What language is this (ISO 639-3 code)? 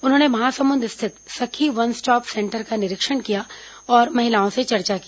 hin